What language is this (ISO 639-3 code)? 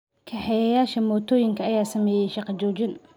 som